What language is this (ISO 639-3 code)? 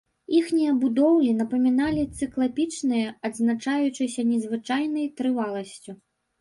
bel